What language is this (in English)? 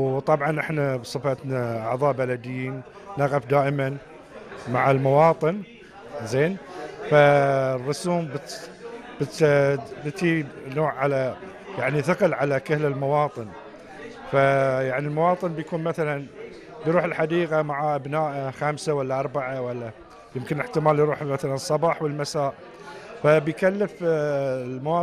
Arabic